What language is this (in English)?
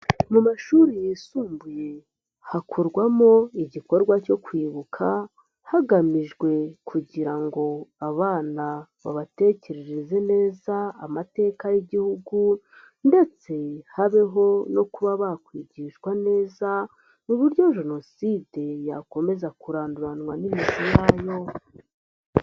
Kinyarwanda